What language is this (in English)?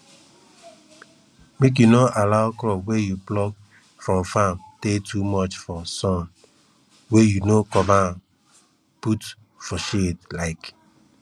Nigerian Pidgin